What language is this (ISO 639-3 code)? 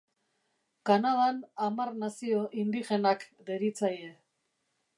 eus